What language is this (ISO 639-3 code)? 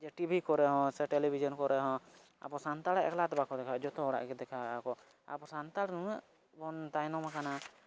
sat